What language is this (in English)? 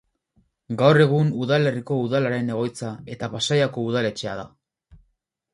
Basque